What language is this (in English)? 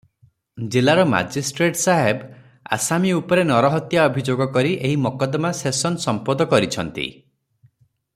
Odia